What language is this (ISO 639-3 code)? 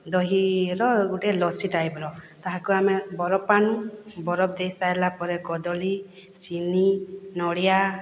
ori